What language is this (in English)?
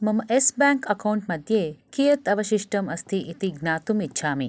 Sanskrit